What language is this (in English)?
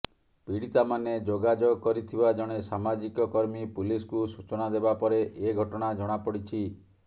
Odia